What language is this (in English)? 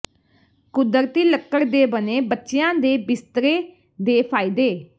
Punjabi